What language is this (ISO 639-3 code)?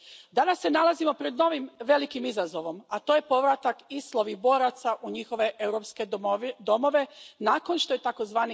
hrv